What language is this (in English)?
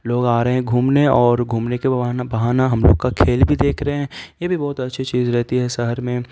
Urdu